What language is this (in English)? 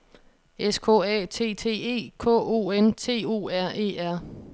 Danish